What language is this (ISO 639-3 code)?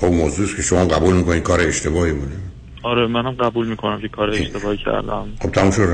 fas